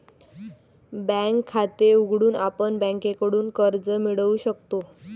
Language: Marathi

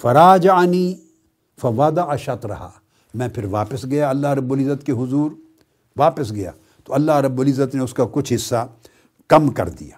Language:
Urdu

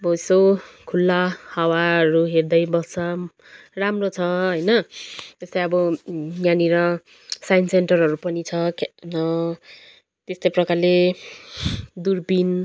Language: Nepali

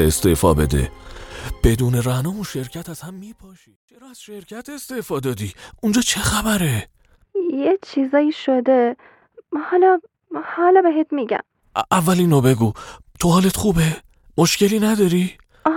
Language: Persian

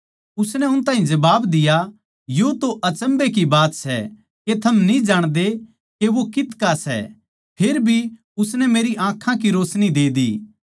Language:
Haryanvi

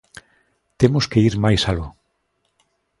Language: Galician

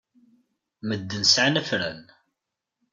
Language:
Kabyle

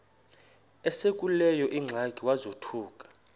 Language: Xhosa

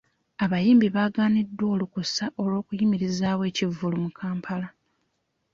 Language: Ganda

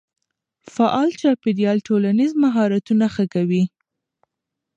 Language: Pashto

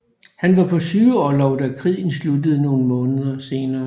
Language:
Danish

